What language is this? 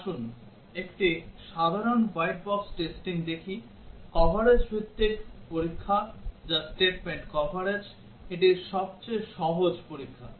Bangla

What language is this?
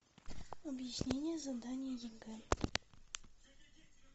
Russian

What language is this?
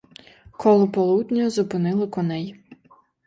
Ukrainian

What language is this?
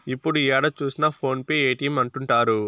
Telugu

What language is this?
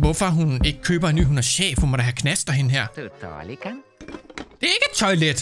Danish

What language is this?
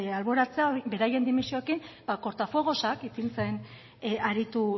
Basque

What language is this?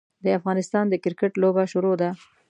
Pashto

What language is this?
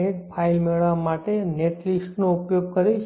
Gujarati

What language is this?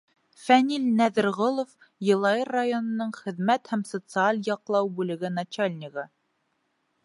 Bashkir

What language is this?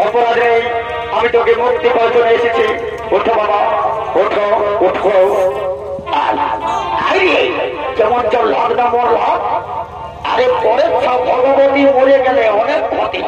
Bangla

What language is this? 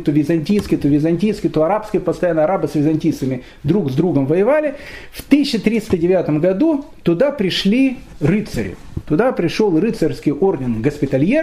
Russian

